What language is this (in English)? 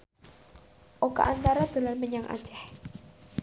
Javanese